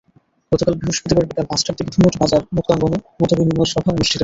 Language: Bangla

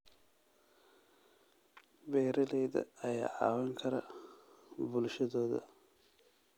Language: Somali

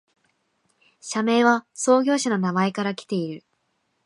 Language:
Japanese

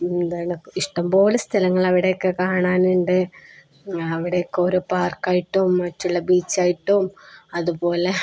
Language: Malayalam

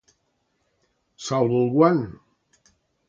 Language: Catalan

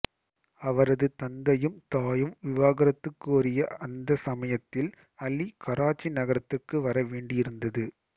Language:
Tamil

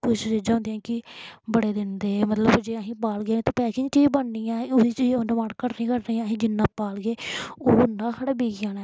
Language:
Dogri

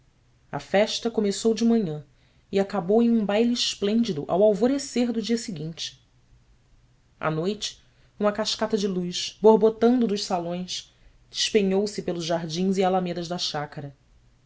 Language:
Portuguese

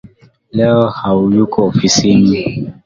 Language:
Swahili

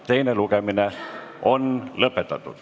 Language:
Estonian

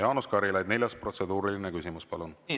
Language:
Estonian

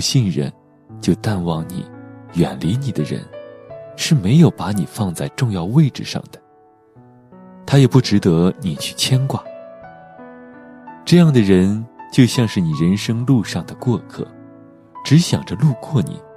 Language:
Chinese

